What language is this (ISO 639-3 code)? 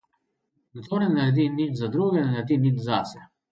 slv